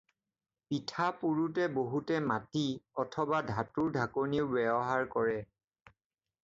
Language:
Assamese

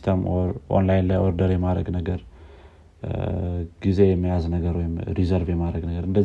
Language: Amharic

